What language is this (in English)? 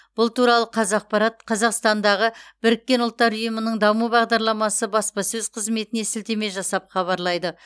Kazakh